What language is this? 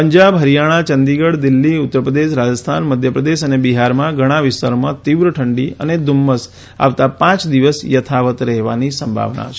Gujarati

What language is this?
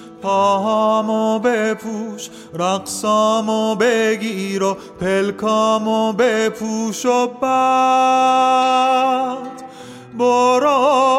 Persian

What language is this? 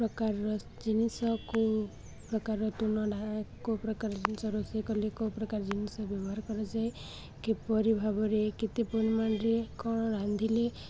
Odia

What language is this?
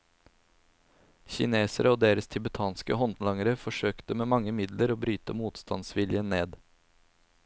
Norwegian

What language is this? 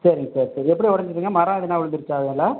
Tamil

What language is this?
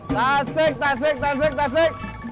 Indonesian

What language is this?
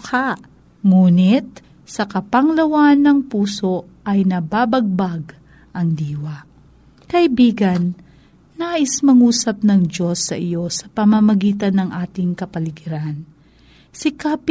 Filipino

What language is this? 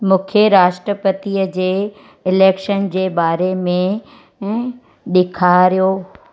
Sindhi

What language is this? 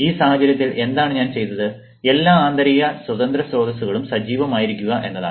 Malayalam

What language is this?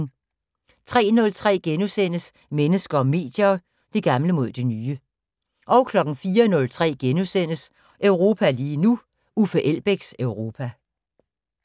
Danish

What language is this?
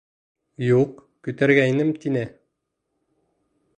Bashkir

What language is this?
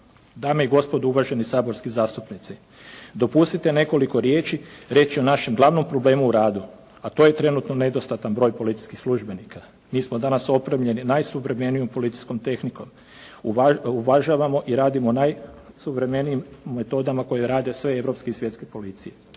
Croatian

